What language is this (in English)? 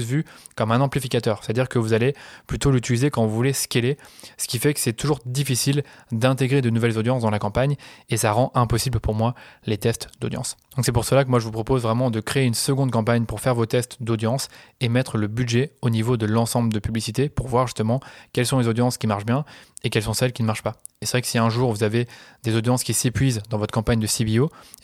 French